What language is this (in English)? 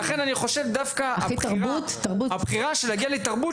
Hebrew